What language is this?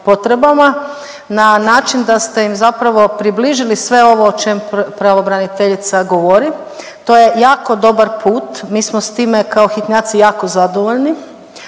Croatian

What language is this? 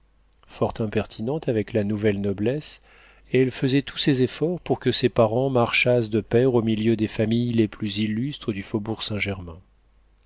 French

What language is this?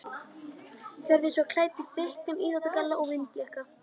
Icelandic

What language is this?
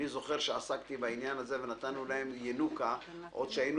Hebrew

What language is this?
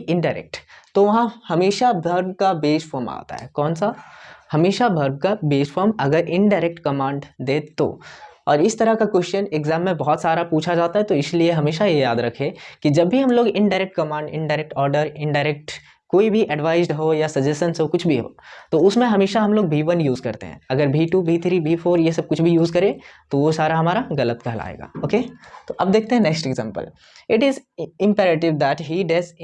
Hindi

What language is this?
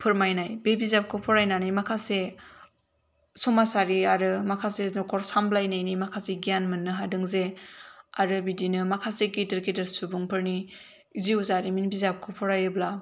Bodo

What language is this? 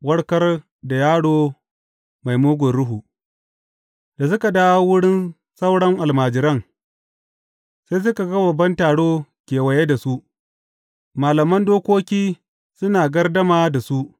Hausa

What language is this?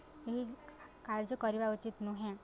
Odia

